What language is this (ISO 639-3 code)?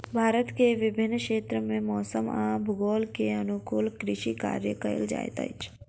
mai